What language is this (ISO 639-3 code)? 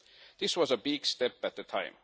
eng